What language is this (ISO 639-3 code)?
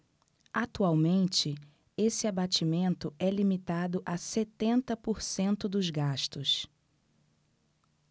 por